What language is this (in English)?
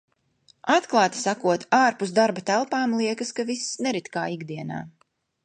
Latvian